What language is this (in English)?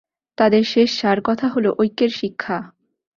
Bangla